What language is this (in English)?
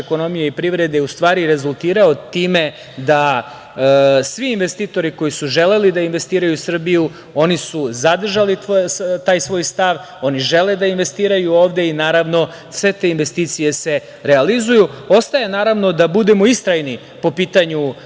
Serbian